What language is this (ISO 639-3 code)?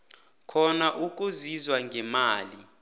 nbl